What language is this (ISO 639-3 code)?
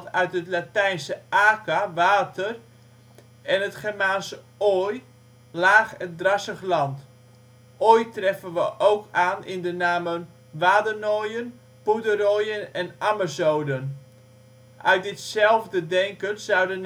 nld